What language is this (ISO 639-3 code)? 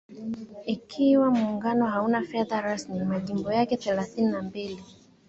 swa